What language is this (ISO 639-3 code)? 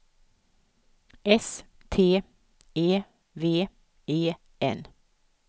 swe